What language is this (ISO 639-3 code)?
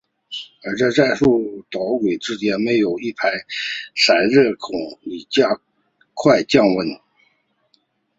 zho